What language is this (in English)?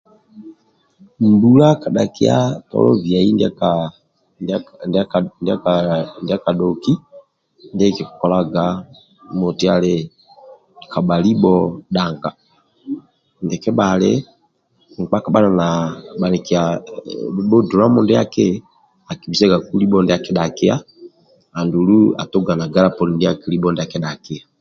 Amba (Uganda)